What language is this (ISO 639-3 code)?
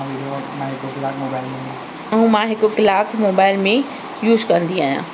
snd